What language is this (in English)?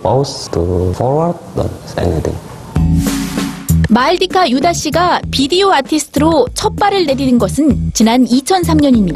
Korean